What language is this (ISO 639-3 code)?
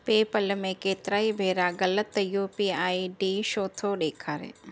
snd